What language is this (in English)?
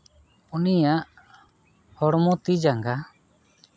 Santali